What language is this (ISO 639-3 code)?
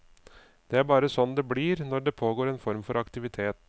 nor